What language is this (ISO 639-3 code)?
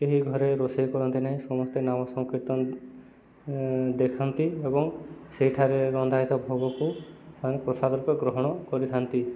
ori